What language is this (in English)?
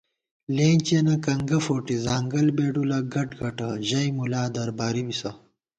Gawar-Bati